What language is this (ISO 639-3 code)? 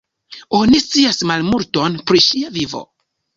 epo